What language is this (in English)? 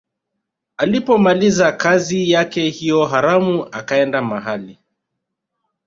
Swahili